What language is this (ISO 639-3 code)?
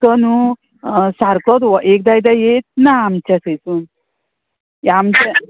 kok